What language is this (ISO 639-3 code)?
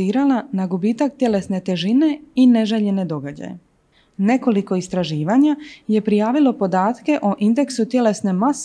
hrv